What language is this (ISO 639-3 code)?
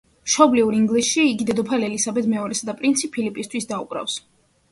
kat